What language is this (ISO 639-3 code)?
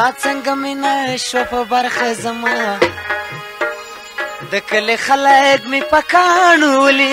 ron